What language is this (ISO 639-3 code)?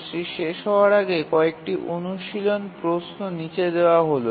ben